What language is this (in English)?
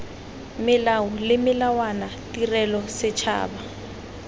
Tswana